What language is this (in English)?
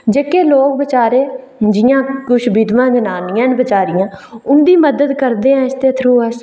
Dogri